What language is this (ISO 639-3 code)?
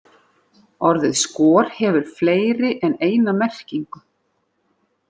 isl